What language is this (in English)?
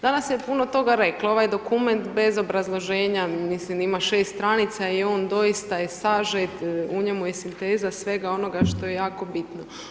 Croatian